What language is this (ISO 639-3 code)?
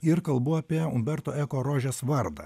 lit